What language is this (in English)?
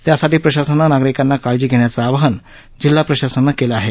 Marathi